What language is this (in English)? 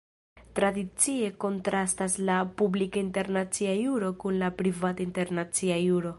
Esperanto